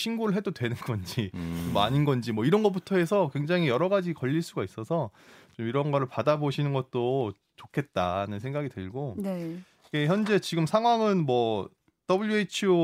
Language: Korean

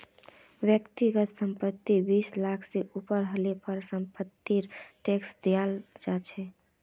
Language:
Magahi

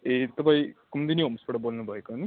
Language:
Nepali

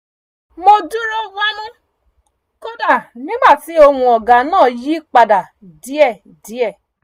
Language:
Yoruba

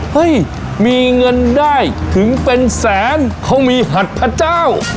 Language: Thai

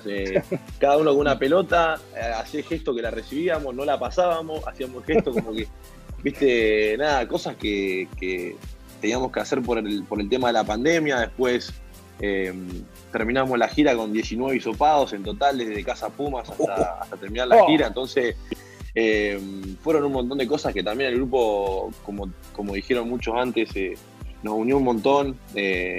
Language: Spanish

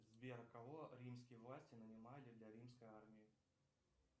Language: Russian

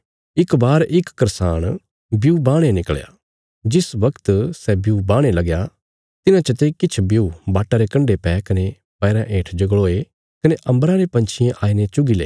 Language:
Bilaspuri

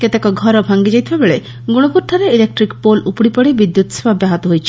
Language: Odia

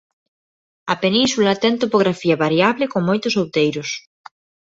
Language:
Galician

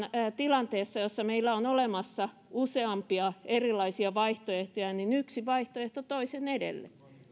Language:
Finnish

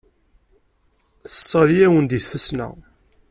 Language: Kabyle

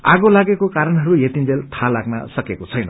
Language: Nepali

